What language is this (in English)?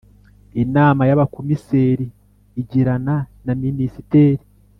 Kinyarwanda